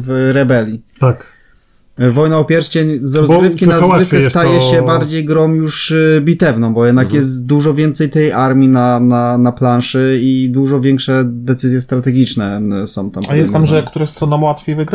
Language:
Polish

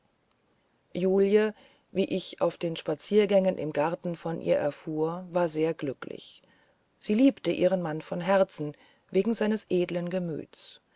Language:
German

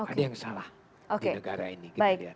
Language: Indonesian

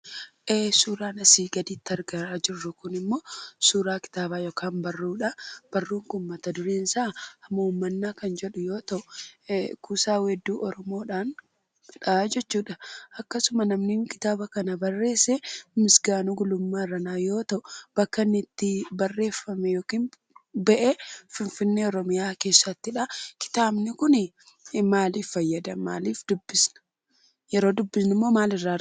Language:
Oromo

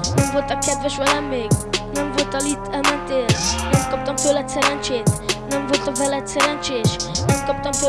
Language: Hungarian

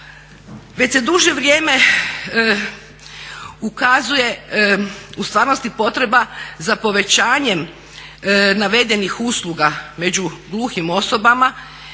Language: Croatian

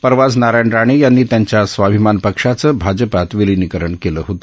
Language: Marathi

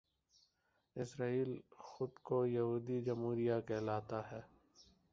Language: Urdu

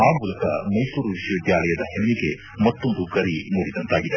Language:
Kannada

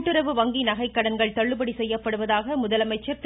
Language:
Tamil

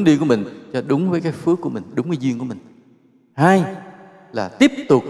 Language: Vietnamese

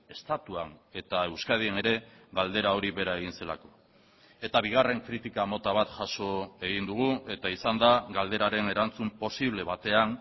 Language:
Basque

